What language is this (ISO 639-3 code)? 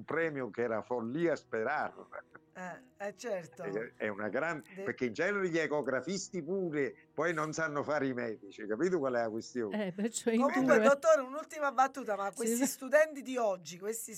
ita